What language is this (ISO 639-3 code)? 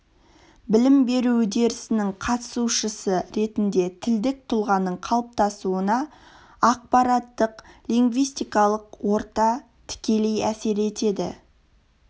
kaz